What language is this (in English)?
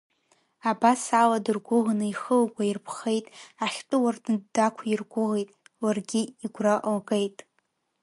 Abkhazian